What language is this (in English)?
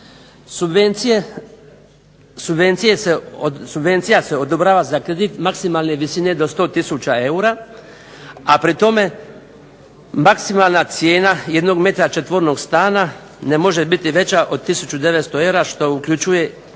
Croatian